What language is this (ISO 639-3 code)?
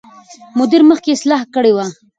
pus